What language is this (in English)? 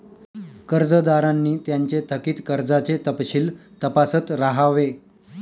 Marathi